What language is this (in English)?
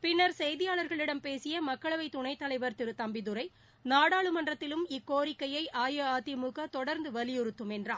Tamil